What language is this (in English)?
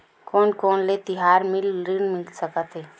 Chhattisgarhi